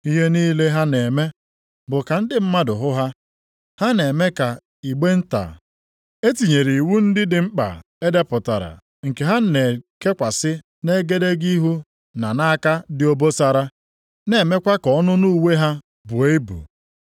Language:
Igbo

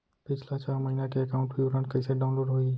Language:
Chhattisgarhi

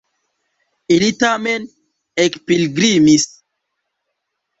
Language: Esperanto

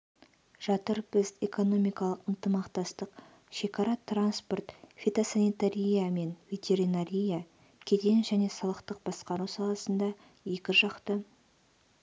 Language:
Kazakh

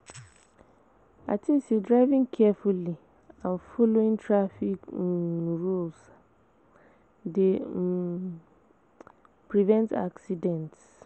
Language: Nigerian Pidgin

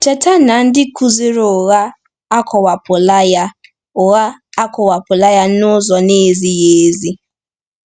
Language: Igbo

